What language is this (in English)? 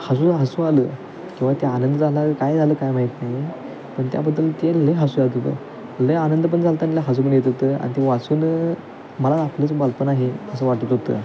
Marathi